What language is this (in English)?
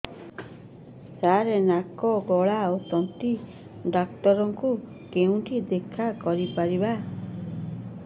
Odia